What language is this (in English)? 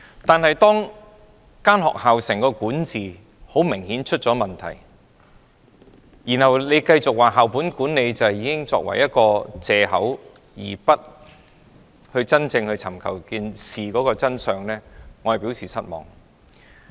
Cantonese